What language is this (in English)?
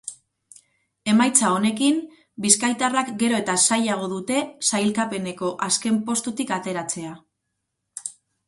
Basque